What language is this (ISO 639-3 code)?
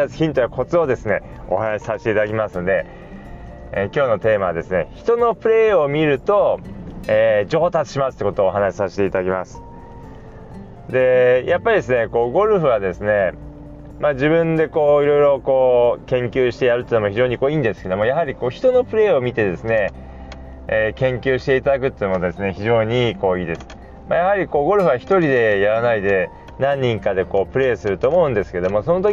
jpn